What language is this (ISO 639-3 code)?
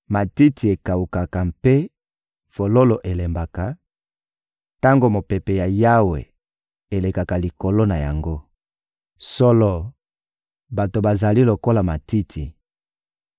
lin